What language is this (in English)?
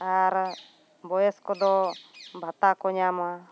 Santali